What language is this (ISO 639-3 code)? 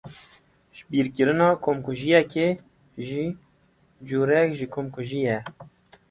kur